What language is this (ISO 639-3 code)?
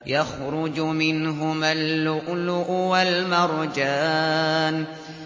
ara